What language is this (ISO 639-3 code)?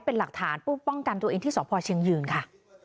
tha